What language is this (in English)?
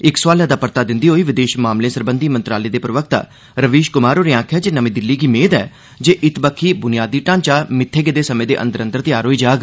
Dogri